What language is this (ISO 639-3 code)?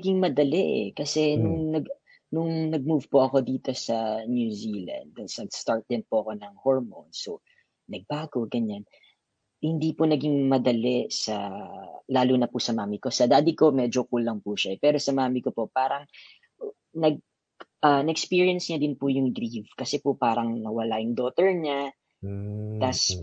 fil